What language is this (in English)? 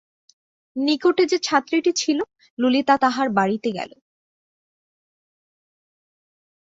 Bangla